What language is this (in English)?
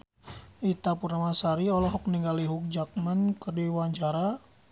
Sundanese